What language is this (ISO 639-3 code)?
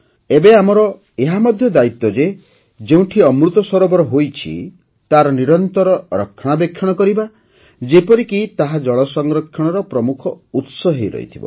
ori